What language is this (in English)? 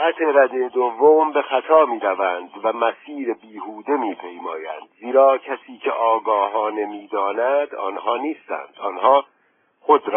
Persian